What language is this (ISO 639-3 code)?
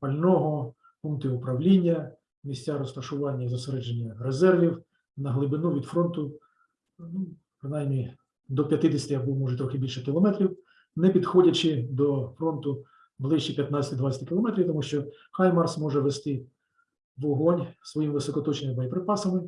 ukr